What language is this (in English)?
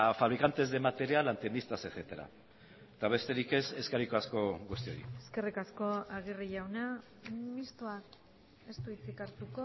Basque